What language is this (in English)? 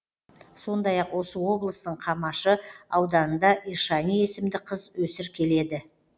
Kazakh